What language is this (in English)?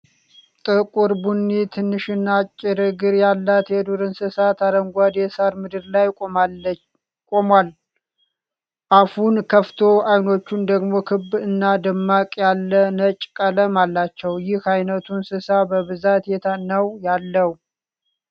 Amharic